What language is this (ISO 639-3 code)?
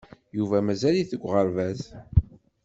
kab